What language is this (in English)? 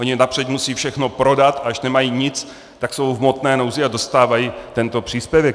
Czech